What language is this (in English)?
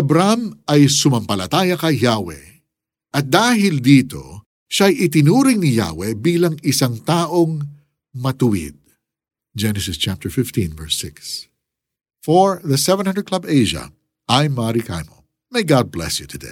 Filipino